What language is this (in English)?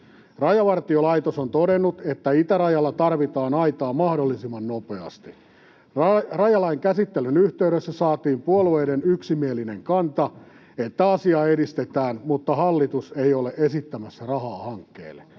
Finnish